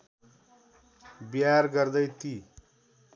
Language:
Nepali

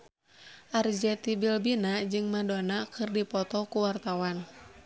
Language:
Sundanese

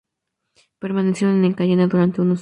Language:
Spanish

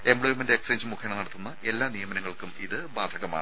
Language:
Malayalam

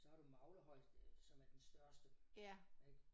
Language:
Danish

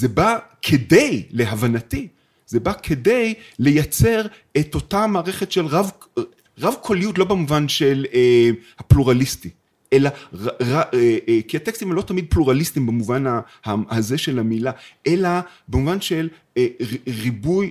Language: Hebrew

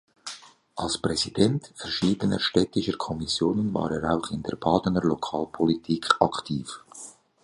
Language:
German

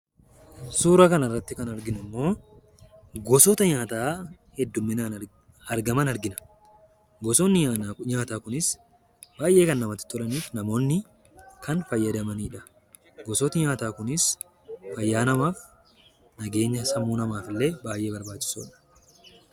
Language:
Oromo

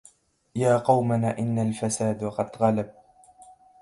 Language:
Arabic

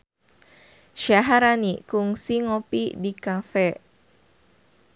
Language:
Sundanese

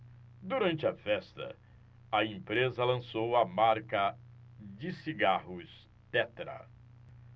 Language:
Portuguese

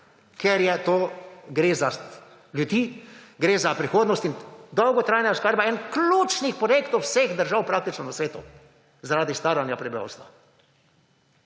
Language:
Slovenian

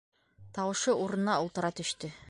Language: Bashkir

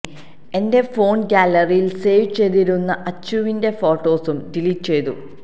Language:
Malayalam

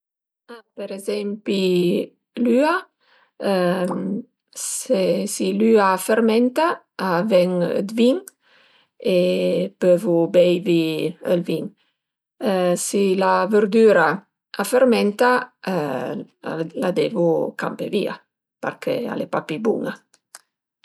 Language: Piedmontese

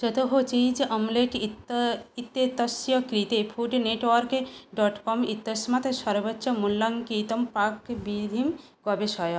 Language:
Sanskrit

